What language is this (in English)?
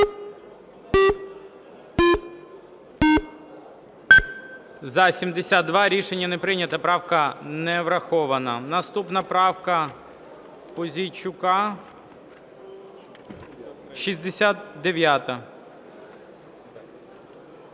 Ukrainian